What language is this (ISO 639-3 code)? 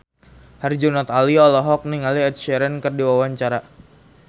sun